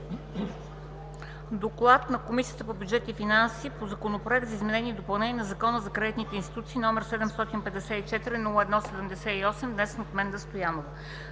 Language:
Bulgarian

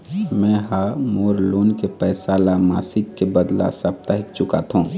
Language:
Chhattisgarhi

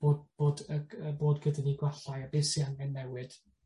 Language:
Welsh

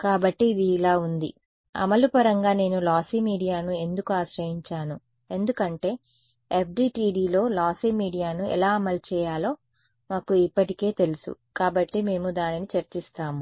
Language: Telugu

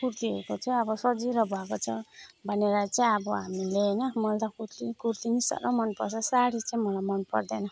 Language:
Nepali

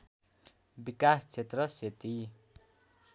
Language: Nepali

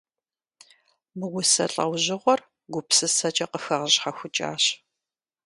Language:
Kabardian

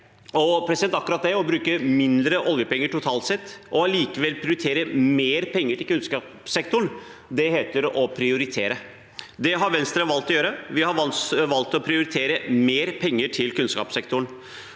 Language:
Norwegian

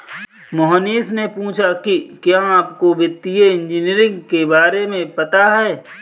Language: Hindi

